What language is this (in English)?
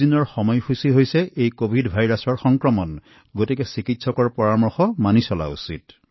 Assamese